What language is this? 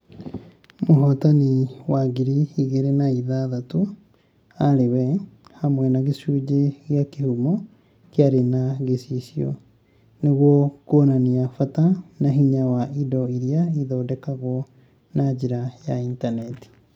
Kikuyu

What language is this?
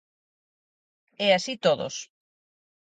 Galician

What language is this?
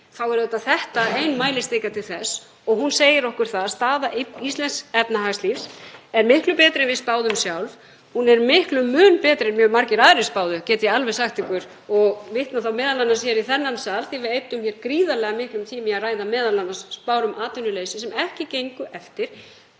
Icelandic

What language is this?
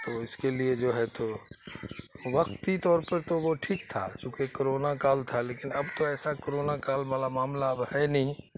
Urdu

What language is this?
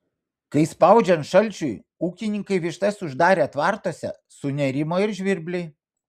Lithuanian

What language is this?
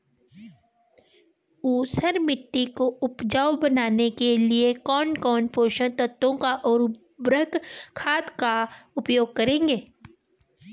Hindi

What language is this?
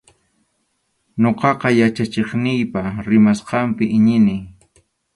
Arequipa-La Unión Quechua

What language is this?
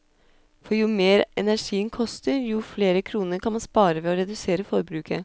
Norwegian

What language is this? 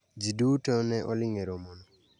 Luo (Kenya and Tanzania)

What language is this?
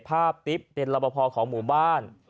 Thai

